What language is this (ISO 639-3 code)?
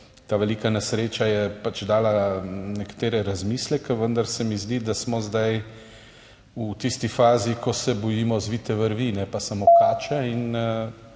slv